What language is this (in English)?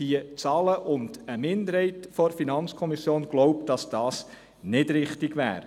Swiss German